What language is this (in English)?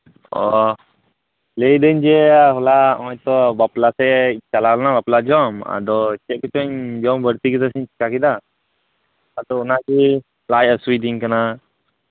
Santali